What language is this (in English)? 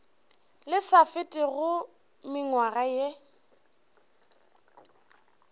Northern Sotho